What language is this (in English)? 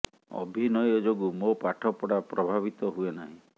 Odia